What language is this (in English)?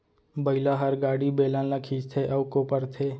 Chhattisgarhi